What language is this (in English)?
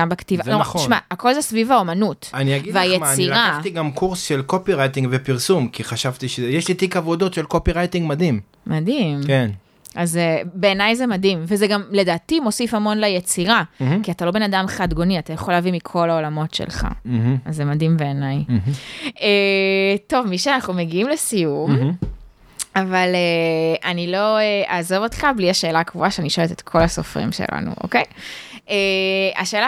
Hebrew